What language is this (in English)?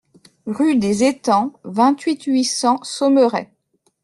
French